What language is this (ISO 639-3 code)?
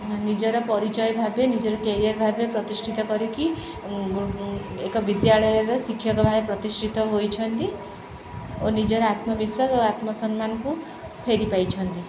ori